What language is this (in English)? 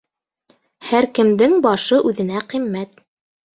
Bashkir